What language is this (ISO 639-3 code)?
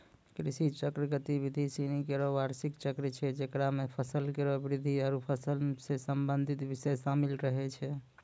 mai